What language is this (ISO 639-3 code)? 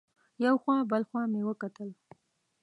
pus